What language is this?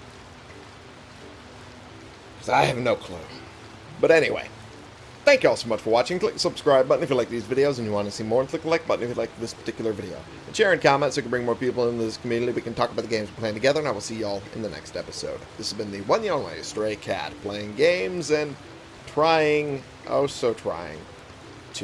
English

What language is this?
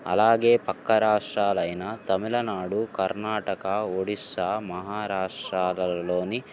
Telugu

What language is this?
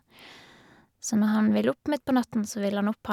Norwegian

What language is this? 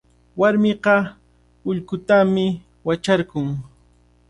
Cajatambo North Lima Quechua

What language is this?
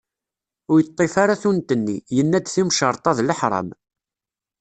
Kabyle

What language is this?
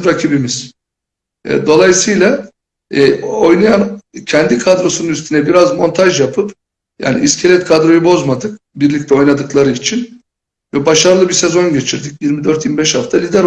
Turkish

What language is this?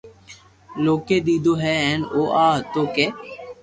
Loarki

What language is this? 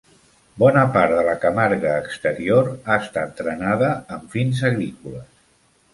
Catalan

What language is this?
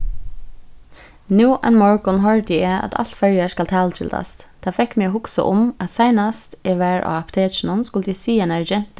Faroese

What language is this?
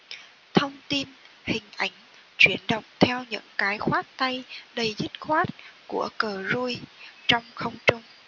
Vietnamese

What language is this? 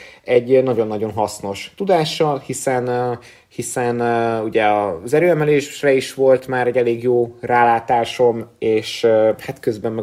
Hungarian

